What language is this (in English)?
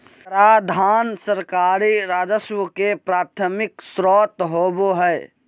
Magahi